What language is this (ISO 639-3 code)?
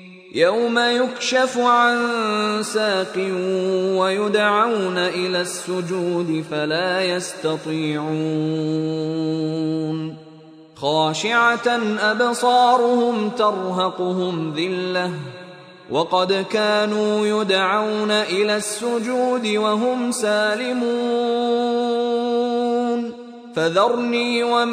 fil